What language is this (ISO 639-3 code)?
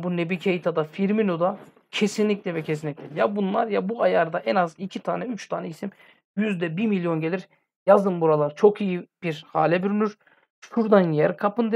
tur